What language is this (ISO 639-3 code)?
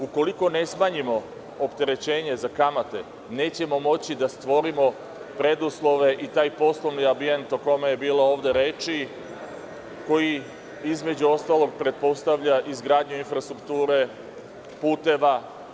srp